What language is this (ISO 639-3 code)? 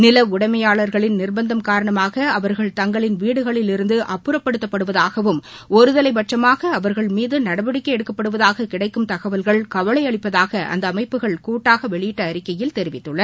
tam